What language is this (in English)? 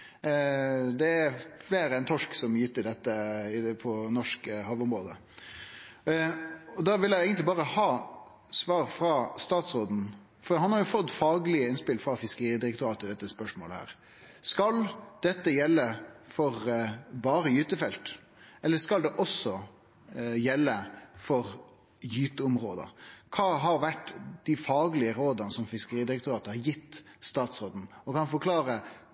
Norwegian Nynorsk